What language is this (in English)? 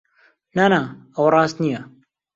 Central Kurdish